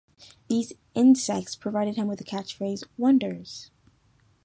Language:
English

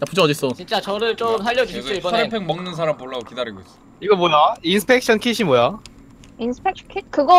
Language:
Korean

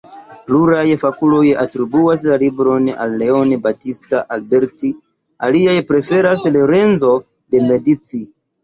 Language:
Esperanto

